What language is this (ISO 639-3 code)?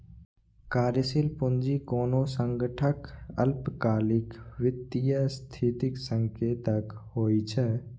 mai